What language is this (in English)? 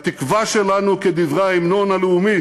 Hebrew